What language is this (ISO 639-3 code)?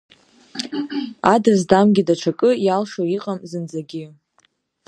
abk